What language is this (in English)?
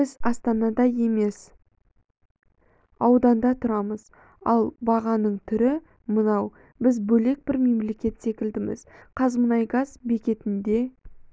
Kazakh